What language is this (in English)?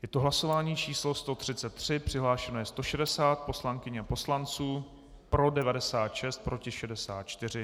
Czech